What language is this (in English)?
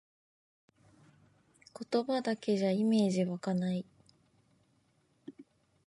Japanese